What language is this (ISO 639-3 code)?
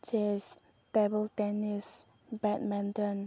mni